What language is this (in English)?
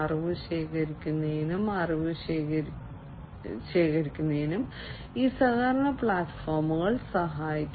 Malayalam